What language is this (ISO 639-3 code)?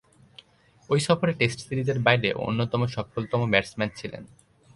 ben